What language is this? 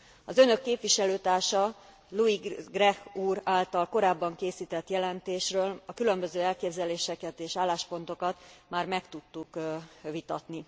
Hungarian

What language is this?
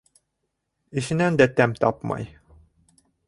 Bashkir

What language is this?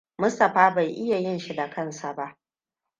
Hausa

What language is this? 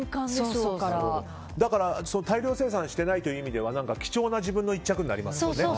Japanese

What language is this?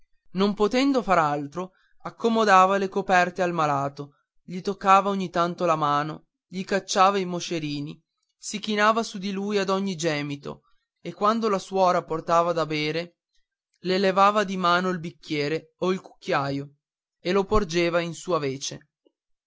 Italian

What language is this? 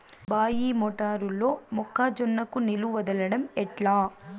Telugu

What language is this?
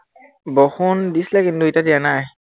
Assamese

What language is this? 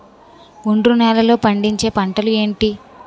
Telugu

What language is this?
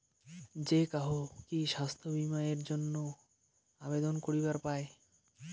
Bangla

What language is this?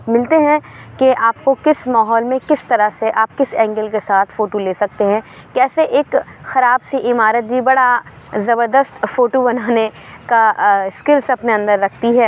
Urdu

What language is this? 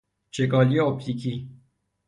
Persian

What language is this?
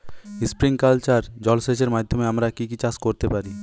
Bangla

